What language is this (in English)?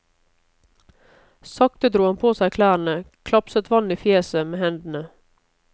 Norwegian